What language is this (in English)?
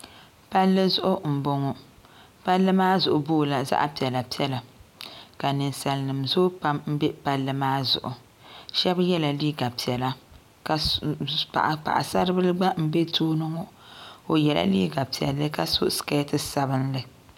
Dagbani